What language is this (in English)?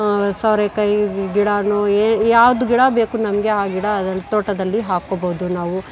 Kannada